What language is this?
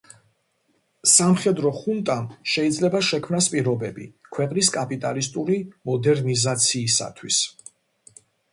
Georgian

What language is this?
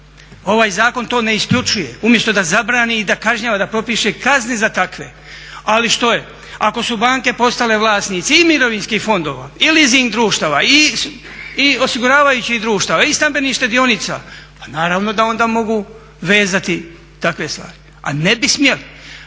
Croatian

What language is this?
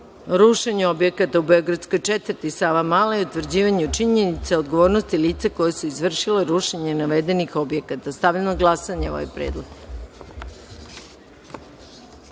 Serbian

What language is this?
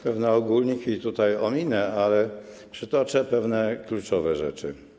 Polish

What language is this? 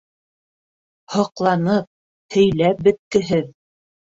Bashkir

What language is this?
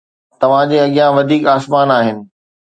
Sindhi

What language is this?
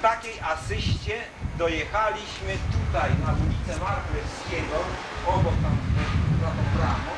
Polish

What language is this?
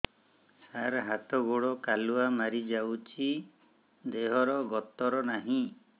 Odia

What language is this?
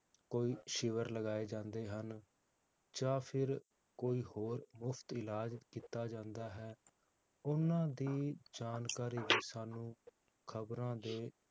Punjabi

